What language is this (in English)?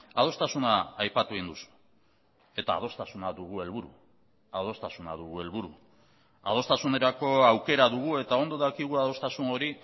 Basque